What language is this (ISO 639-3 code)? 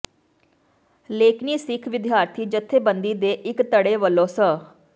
pan